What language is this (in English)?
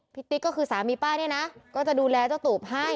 Thai